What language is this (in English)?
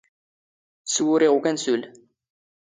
Standard Moroccan Tamazight